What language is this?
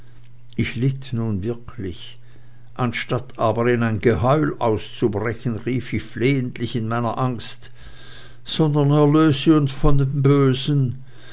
German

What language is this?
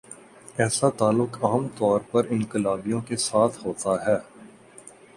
Urdu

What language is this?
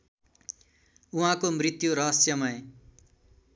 Nepali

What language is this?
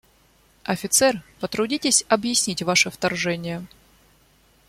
Russian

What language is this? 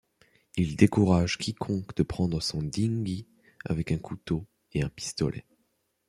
French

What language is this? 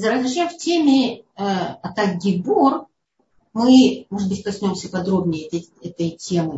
Russian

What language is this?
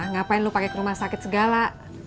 Indonesian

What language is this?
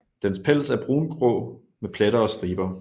Danish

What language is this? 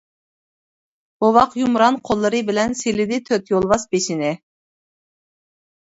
Uyghur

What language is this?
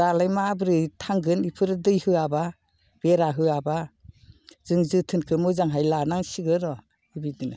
Bodo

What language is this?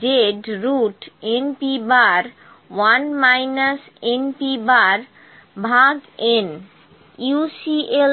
Bangla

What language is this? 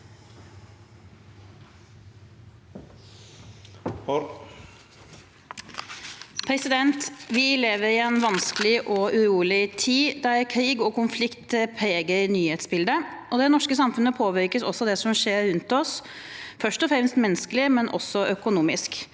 Norwegian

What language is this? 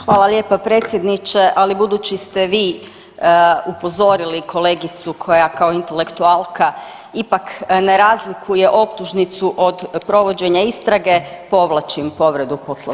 Croatian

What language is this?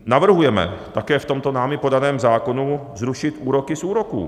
Czech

